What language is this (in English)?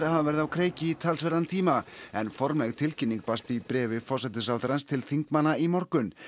Icelandic